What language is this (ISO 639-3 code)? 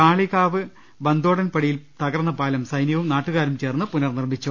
mal